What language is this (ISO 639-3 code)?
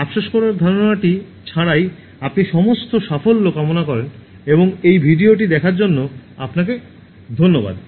ben